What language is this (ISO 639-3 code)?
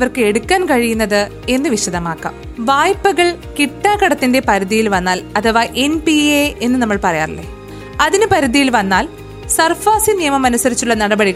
mal